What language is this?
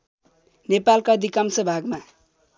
Nepali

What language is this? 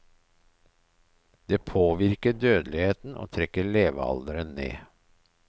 Norwegian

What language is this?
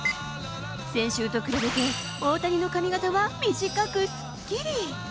Japanese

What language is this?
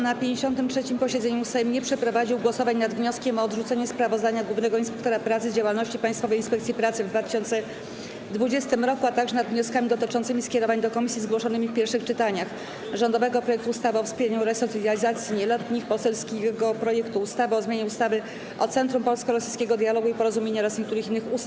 Polish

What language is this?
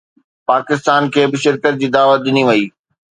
Sindhi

